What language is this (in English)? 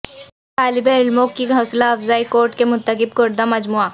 Urdu